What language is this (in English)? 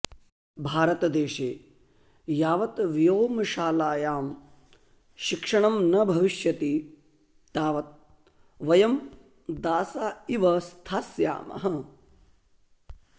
Sanskrit